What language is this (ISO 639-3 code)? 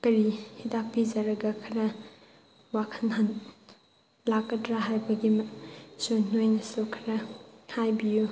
mni